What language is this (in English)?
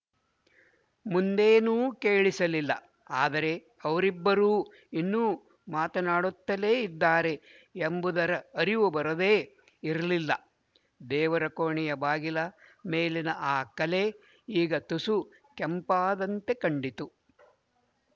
Kannada